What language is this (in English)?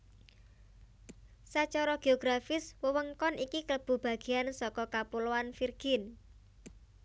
Javanese